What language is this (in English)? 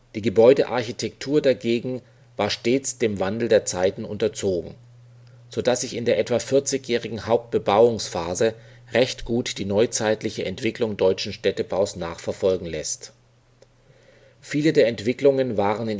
German